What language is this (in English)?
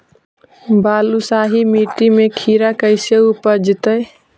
Magahi